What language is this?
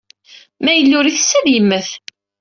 Kabyle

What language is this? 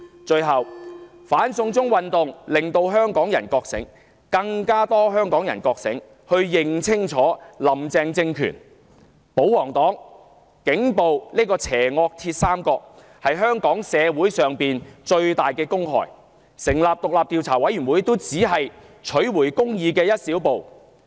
Cantonese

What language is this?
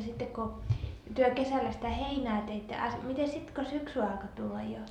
Finnish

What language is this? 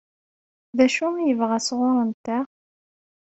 Kabyle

